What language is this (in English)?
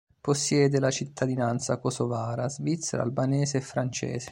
Italian